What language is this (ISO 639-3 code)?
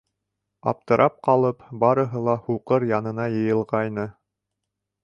bak